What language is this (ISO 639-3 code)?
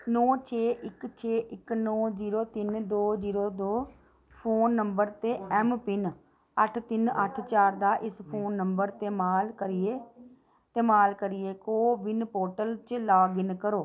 doi